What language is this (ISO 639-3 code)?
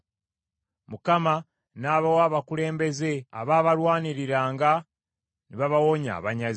lug